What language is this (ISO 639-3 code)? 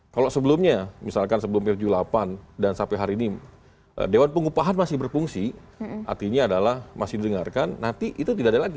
ind